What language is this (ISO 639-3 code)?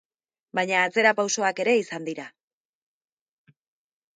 eus